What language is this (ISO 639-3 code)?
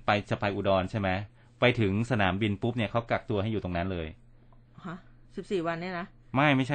tha